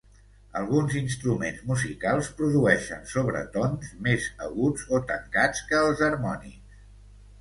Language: Catalan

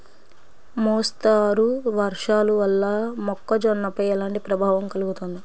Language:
Telugu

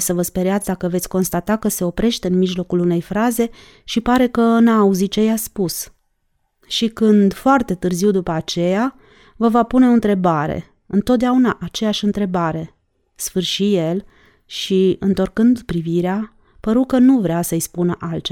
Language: Romanian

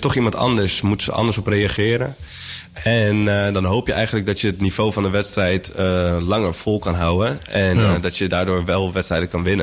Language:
Dutch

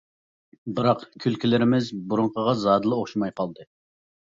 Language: Uyghur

